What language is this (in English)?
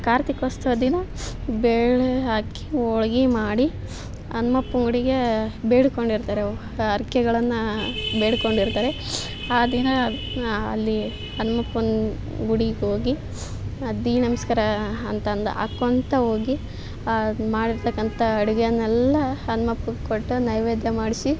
Kannada